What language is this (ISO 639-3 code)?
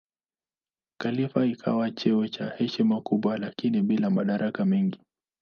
swa